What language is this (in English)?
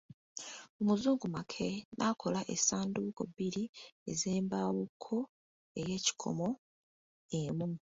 Ganda